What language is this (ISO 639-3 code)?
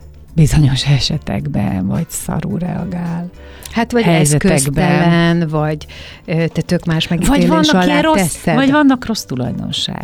hun